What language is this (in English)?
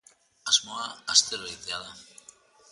Basque